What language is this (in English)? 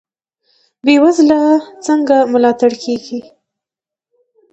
Pashto